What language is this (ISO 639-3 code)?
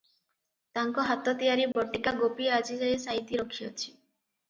ori